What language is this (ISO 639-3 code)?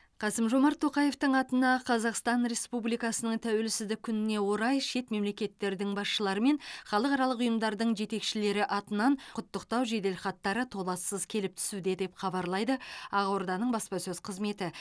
kaz